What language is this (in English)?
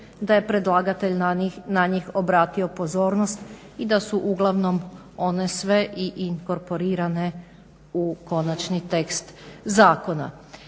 Croatian